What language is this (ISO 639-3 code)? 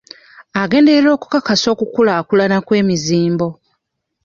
lug